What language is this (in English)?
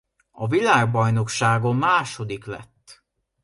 Hungarian